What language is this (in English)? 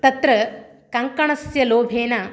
Sanskrit